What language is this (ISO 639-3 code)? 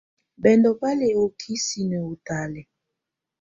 tvu